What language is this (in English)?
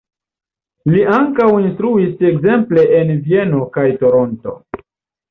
Esperanto